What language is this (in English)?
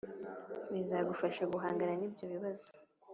Kinyarwanda